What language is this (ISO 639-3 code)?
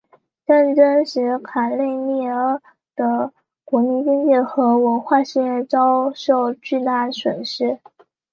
zho